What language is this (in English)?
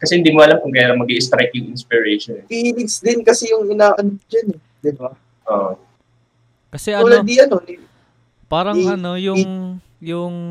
Filipino